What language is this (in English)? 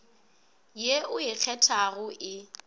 Northern Sotho